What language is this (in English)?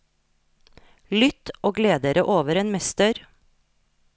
Norwegian